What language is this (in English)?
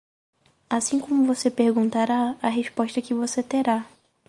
Portuguese